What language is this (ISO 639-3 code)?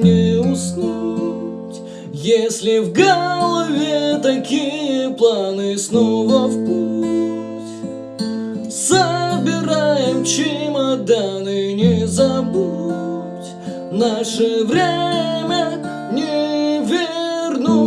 rus